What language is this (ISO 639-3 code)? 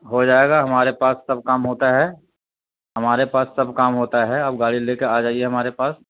urd